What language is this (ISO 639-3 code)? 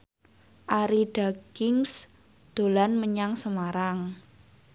jav